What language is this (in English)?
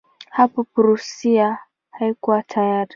Swahili